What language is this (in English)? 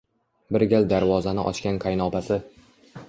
Uzbek